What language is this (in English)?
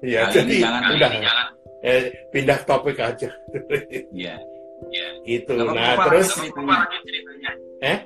Indonesian